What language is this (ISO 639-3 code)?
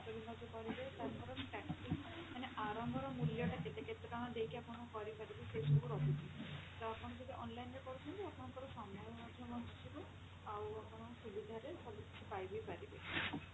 ori